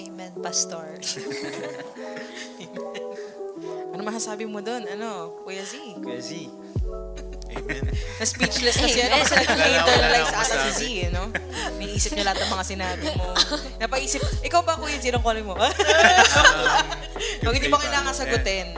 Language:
Filipino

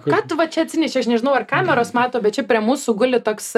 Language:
Lithuanian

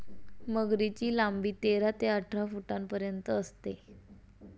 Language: Marathi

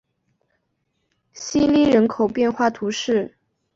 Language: Chinese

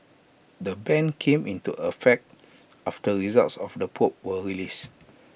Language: English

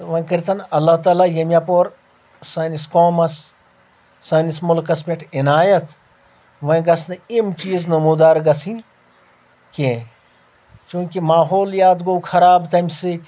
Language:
Kashmiri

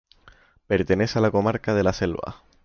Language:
Spanish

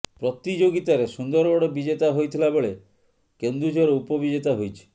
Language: Odia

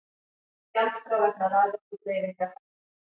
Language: Icelandic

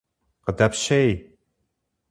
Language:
Kabardian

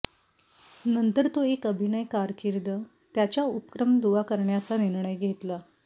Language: Marathi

